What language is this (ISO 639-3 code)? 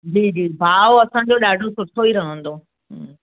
snd